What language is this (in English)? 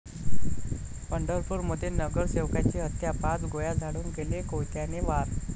Marathi